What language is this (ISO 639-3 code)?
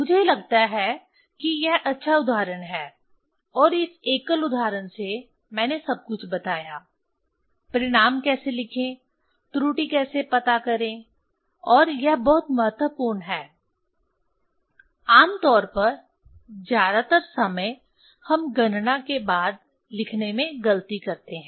hin